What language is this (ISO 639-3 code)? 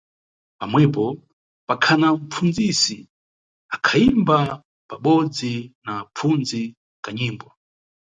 nyu